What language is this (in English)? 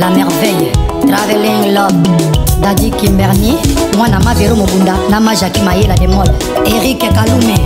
Indonesian